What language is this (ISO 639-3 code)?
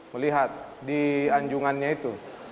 ind